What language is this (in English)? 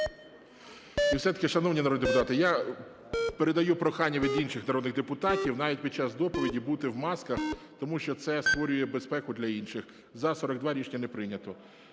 Ukrainian